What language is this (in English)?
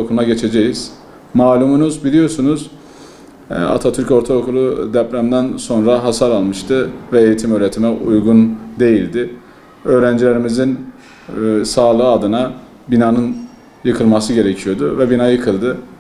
Turkish